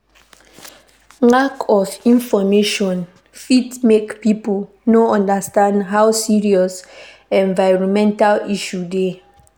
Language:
Nigerian Pidgin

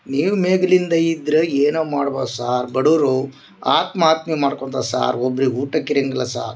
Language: Kannada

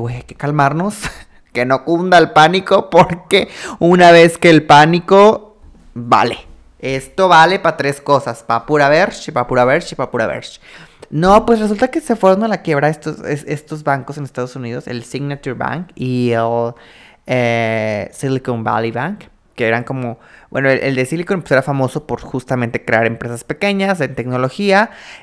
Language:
Spanish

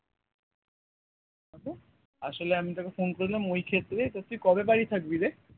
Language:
Bangla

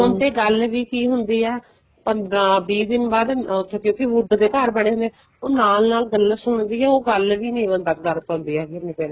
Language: Punjabi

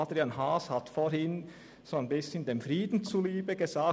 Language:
Swiss German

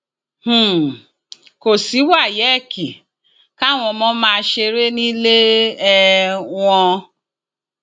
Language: Yoruba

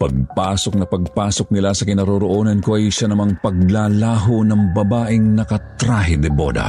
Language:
Filipino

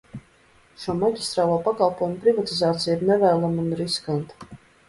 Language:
Latvian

